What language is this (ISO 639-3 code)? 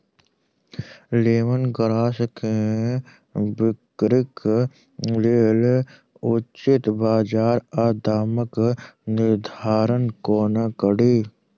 mai